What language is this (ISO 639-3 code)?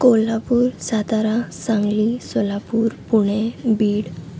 mar